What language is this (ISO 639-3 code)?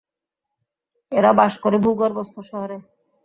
ben